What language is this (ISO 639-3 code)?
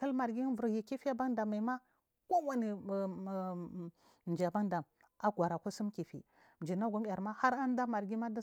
mfm